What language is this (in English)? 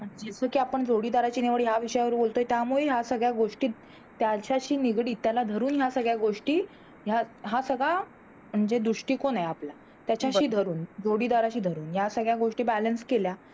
Marathi